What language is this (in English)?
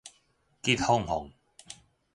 Min Nan Chinese